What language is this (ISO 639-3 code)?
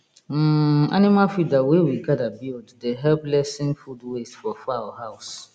pcm